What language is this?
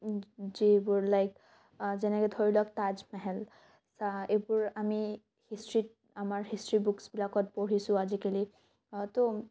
Assamese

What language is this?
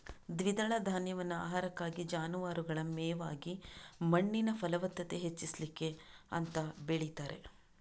Kannada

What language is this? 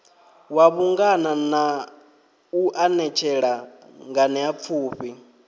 Venda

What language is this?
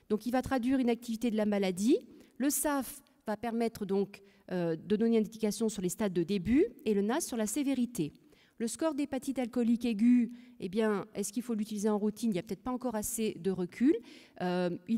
French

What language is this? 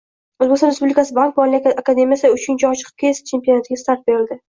Uzbek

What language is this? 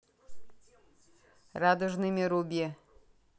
Russian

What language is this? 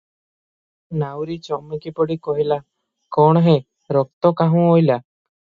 Odia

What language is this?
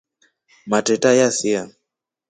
Rombo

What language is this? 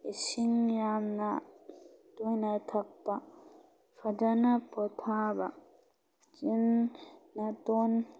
Manipuri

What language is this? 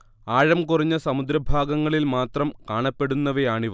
Malayalam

